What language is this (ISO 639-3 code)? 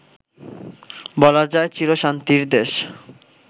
ben